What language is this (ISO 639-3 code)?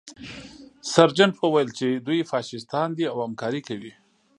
pus